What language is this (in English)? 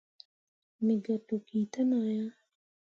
Mundang